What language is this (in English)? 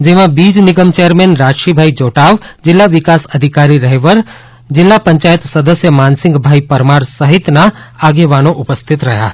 Gujarati